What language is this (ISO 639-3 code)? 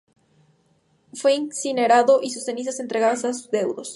spa